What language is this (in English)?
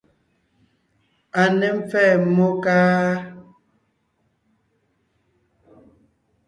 Ngiemboon